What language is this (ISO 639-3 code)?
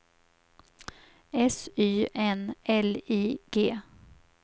swe